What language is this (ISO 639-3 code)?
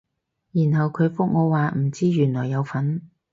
yue